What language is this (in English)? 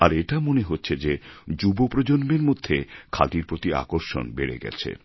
Bangla